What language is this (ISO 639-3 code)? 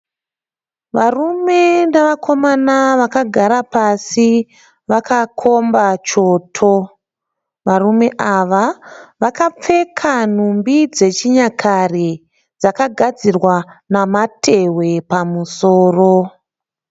sna